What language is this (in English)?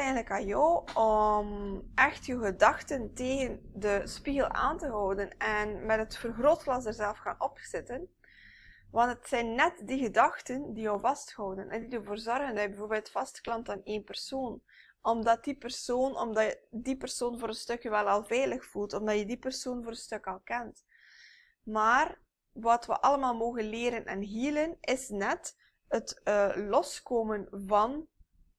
Dutch